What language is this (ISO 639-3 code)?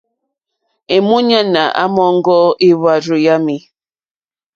bri